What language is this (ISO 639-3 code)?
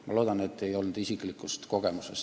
est